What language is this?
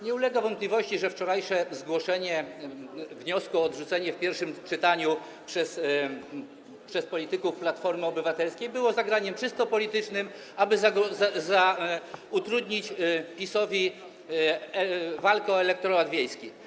Polish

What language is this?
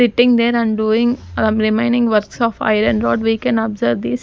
English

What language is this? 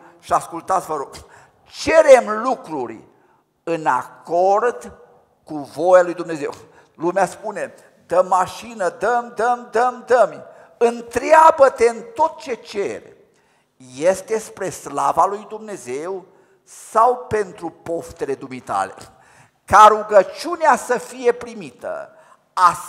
Romanian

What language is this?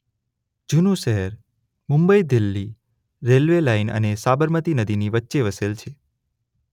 Gujarati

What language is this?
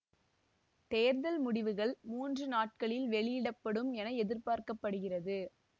Tamil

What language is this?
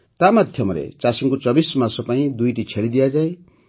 Odia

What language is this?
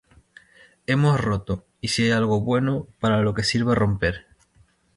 Spanish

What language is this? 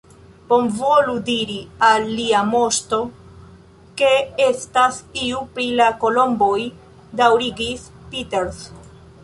Esperanto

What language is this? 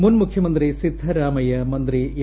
Malayalam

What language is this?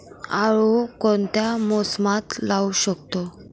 Marathi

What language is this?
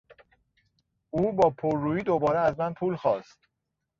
Persian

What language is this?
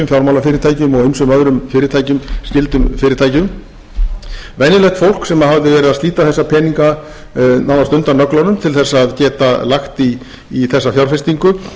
Icelandic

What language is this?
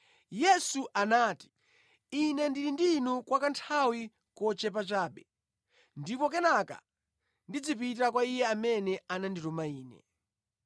Nyanja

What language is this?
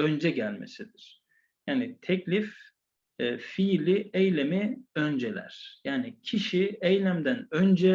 Turkish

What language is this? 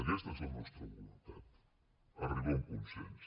Catalan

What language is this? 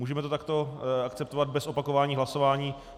Czech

